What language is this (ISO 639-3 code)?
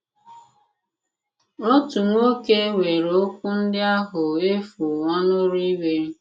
ibo